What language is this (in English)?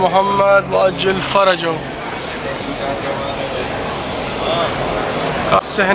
Arabic